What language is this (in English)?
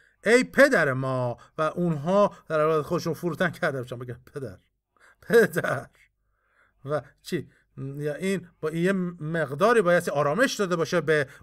Persian